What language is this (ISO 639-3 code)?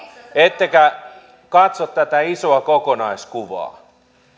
fin